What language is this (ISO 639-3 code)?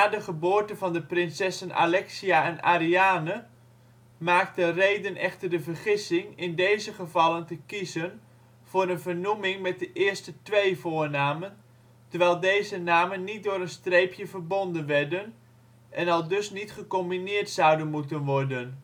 nld